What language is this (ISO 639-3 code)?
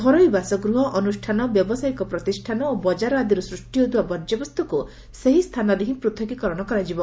ori